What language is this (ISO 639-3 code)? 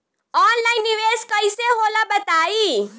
bho